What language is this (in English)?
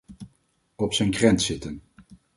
Dutch